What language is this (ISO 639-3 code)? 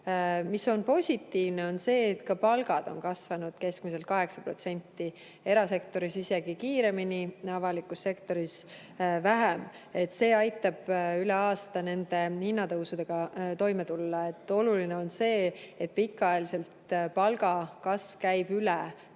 est